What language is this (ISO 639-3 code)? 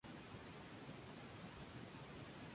spa